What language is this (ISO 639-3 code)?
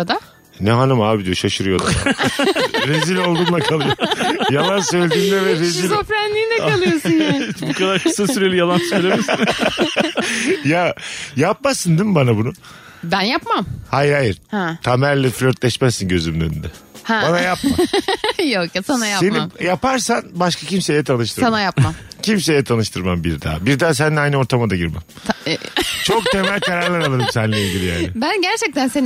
tur